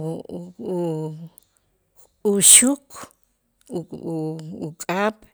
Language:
Itzá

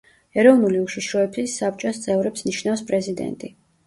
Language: Georgian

